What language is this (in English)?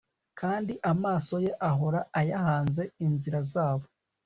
Kinyarwanda